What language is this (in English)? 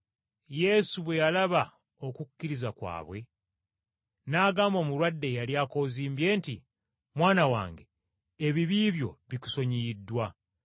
Ganda